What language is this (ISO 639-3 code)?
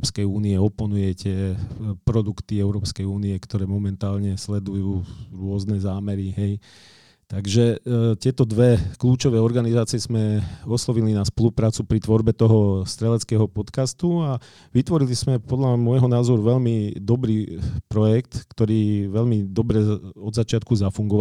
slk